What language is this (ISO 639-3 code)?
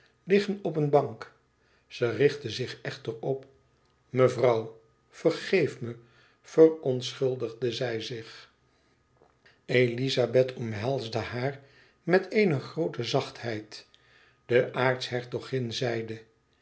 nld